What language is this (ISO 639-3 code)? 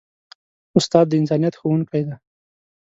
pus